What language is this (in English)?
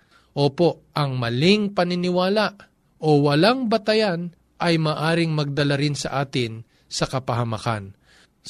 Filipino